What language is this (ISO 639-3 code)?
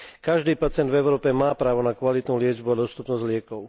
slk